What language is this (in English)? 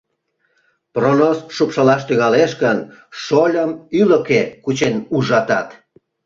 Mari